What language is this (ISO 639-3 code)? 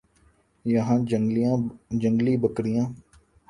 urd